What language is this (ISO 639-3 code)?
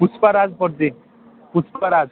ori